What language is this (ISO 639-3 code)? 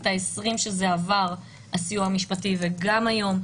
heb